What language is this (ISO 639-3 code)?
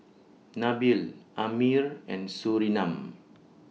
eng